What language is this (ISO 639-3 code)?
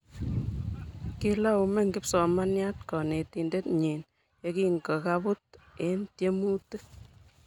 kln